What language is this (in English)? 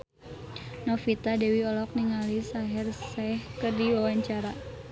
Sundanese